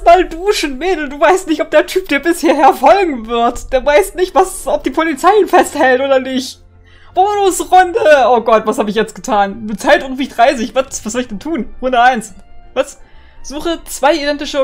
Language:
German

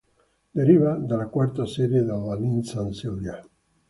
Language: Italian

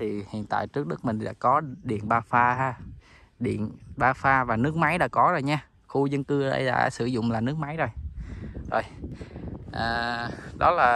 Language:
Vietnamese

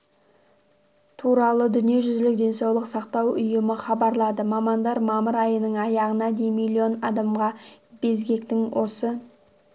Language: Kazakh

